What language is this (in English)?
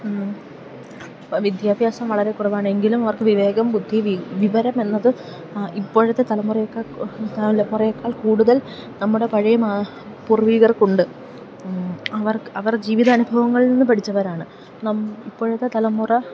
Malayalam